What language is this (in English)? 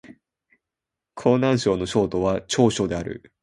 Japanese